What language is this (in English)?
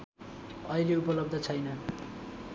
Nepali